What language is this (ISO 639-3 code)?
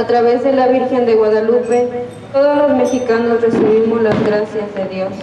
spa